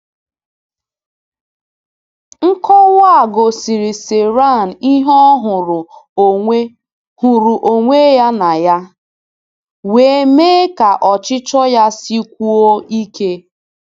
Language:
Igbo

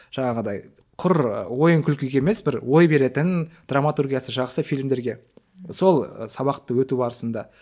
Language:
Kazakh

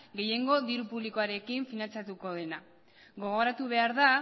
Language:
Basque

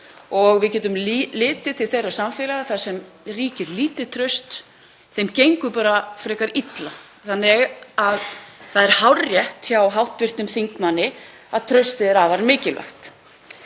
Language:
Icelandic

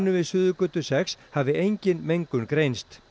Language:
Icelandic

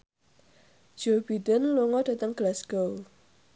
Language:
Javanese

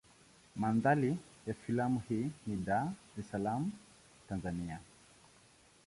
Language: Swahili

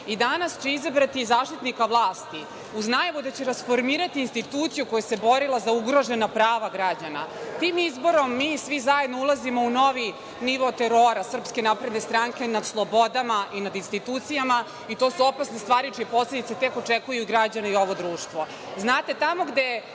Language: Serbian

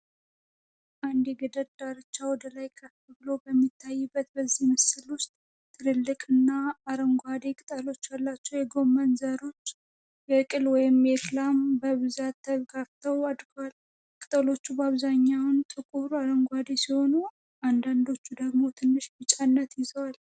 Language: Amharic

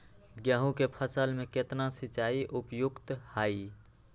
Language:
Magahi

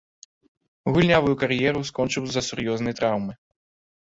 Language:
Belarusian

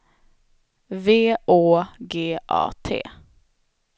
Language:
Swedish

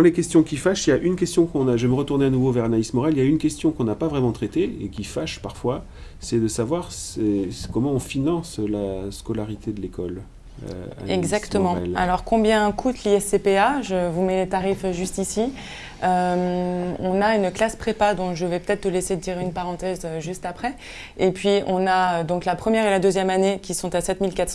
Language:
French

